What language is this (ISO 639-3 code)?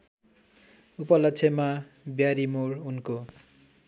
nep